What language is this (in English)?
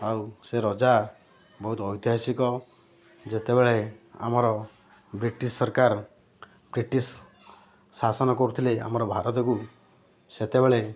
Odia